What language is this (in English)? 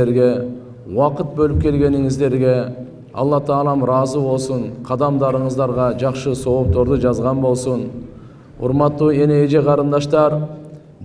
Turkish